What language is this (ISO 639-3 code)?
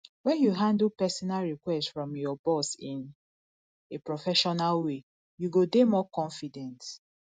pcm